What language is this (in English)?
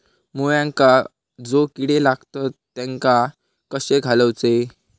Marathi